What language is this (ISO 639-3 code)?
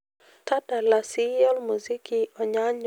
mas